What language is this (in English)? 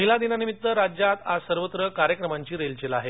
Marathi